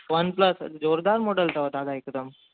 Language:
Sindhi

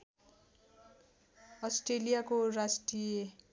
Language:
Nepali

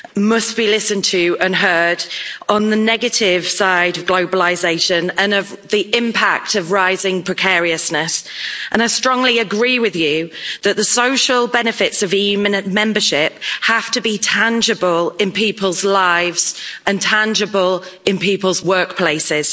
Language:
English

